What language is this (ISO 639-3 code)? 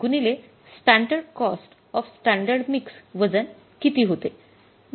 mar